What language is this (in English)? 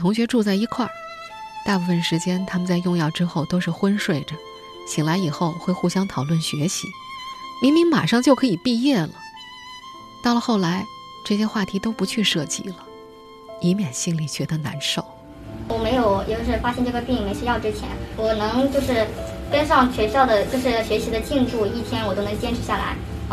Chinese